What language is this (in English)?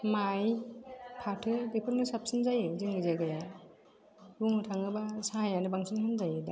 Bodo